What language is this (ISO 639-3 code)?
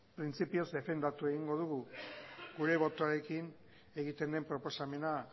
eus